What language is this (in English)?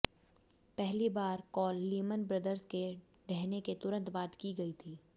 Hindi